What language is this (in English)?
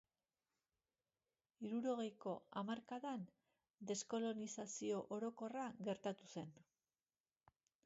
Basque